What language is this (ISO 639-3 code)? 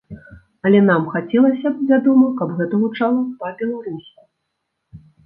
bel